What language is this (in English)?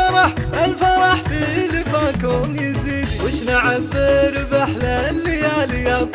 Arabic